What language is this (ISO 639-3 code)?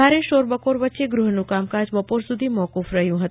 guj